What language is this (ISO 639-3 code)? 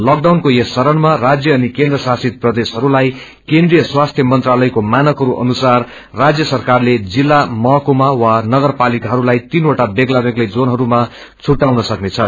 nep